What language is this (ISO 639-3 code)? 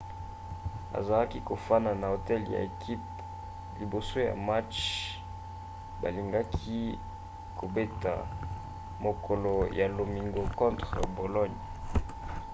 lin